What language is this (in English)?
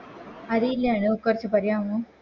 Malayalam